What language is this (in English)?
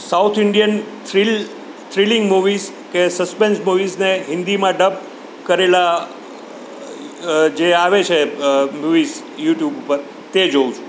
Gujarati